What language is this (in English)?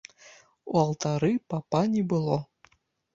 Belarusian